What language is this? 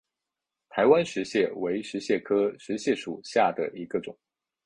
Chinese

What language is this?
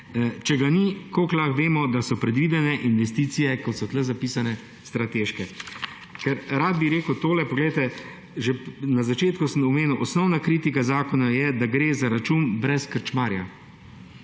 Slovenian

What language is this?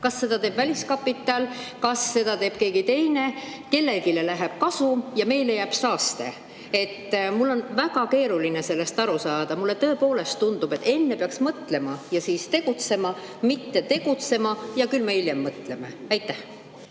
Estonian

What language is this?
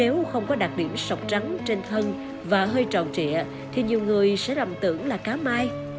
Vietnamese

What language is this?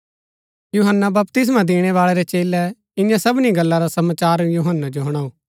Gaddi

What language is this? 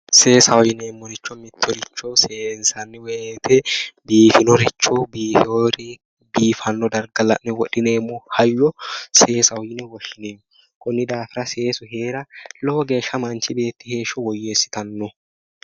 Sidamo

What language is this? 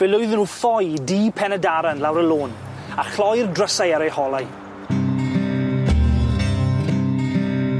Welsh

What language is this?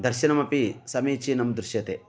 Sanskrit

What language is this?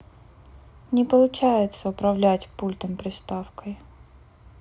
Russian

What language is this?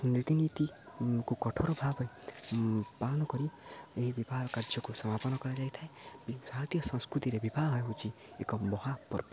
Odia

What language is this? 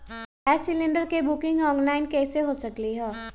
Magahi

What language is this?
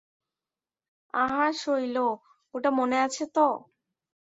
Bangla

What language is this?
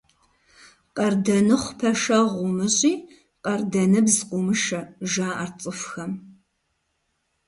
Kabardian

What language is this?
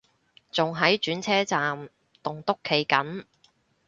Cantonese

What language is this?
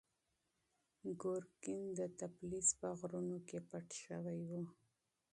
Pashto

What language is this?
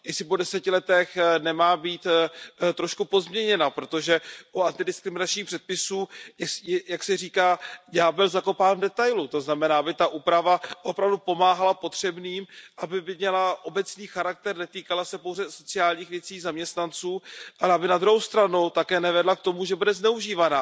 Czech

